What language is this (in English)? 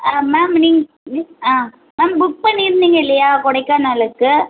Tamil